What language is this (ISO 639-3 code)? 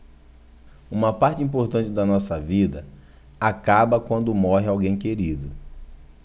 por